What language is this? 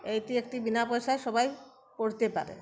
Bangla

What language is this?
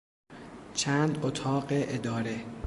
Persian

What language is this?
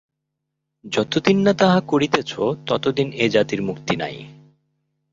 Bangla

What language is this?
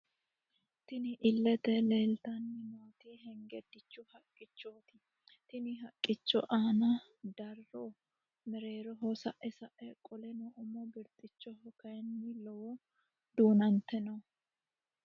Sidamo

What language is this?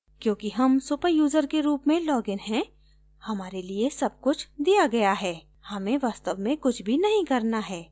Hindi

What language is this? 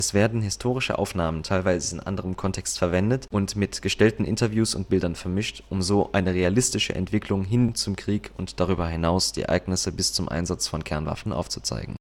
German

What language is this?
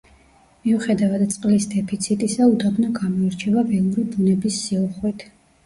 Georgian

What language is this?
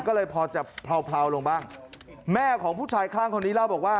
Thai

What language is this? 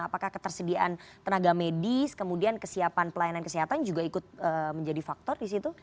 Indonesian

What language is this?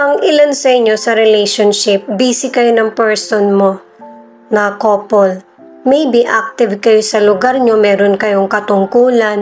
Filipino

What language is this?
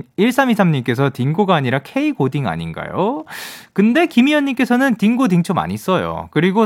Korean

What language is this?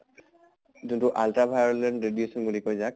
Assamese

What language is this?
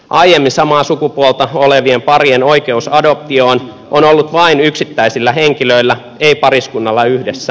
Finnish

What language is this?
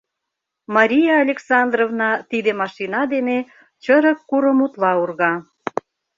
Mari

